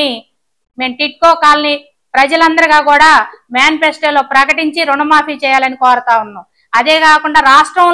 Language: Telugu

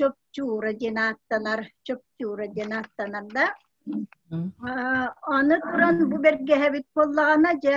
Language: Turkish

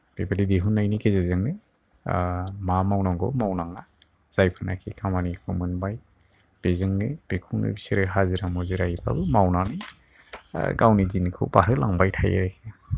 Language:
Bodo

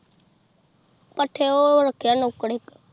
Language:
Punjabi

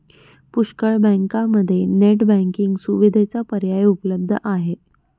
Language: Marathi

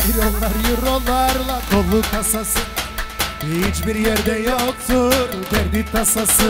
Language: Turkish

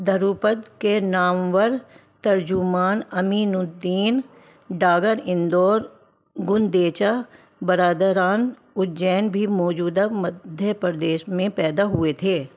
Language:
Urdu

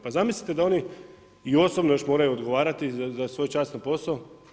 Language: Croatian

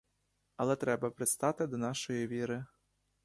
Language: Ukrainian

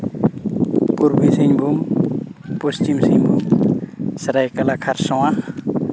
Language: Santali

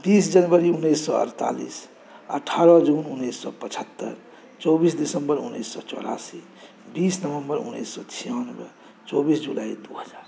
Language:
Maithili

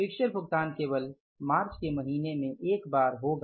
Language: Hindi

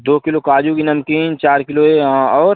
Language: Hindi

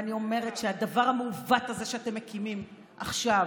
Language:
Hebrew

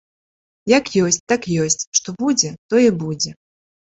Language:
Belarusian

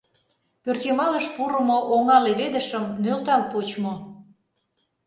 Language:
Mari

